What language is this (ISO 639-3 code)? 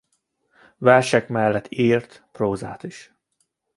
hun